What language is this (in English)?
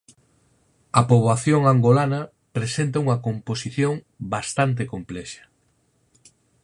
Galician